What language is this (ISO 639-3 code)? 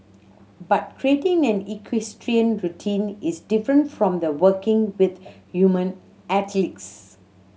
eng